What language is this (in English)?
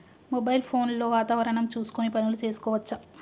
Telugu